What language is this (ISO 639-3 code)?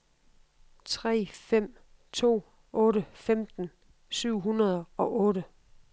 dan